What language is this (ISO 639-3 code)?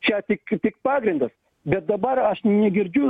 lit